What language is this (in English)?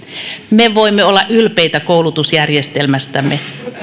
Finnish